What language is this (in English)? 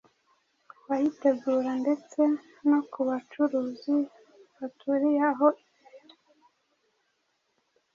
Kinyarwanda